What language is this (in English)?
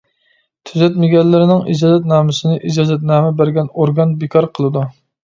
Uyghur